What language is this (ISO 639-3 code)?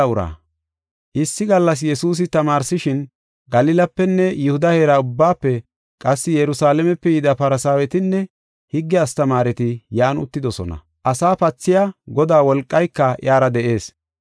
gof